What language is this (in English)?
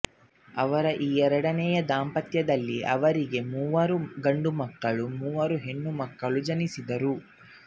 Kannada